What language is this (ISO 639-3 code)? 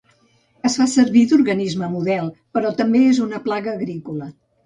cat